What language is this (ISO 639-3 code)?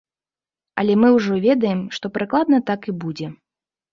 bel